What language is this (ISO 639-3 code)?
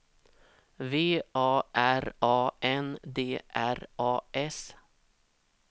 swe